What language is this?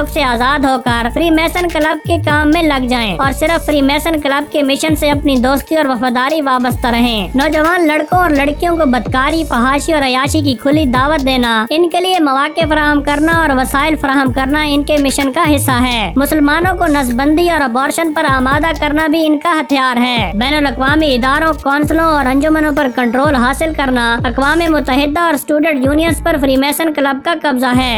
Urdu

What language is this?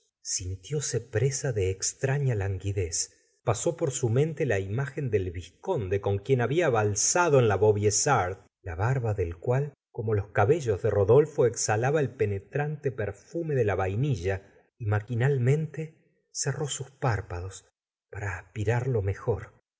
Spanish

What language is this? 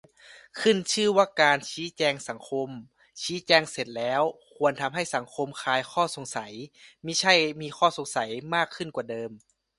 Thai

